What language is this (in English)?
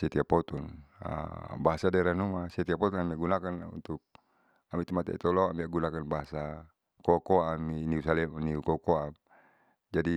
Saleman